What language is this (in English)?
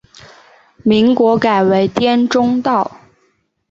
Chinese